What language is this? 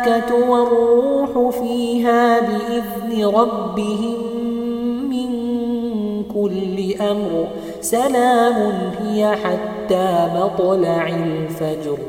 Arabic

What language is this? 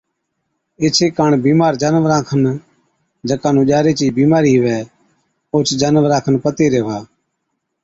Od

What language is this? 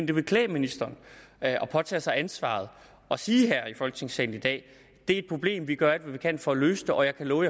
Danish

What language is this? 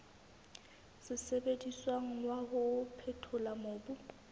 Southern Sotho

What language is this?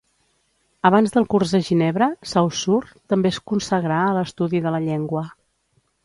Catalan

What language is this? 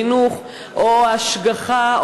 Hebrew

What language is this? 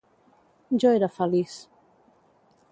Catalan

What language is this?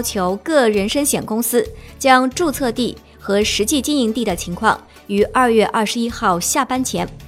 Chinese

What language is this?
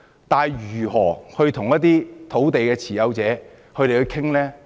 Cantonese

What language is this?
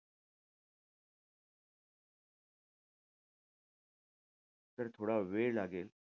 Marathi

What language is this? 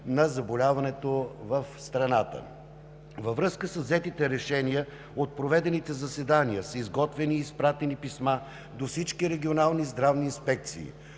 Bulgarian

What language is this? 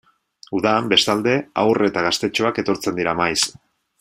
Basque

